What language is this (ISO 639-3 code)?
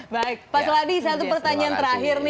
ind